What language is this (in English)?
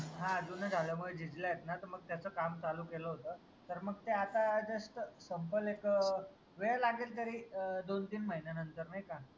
Marathi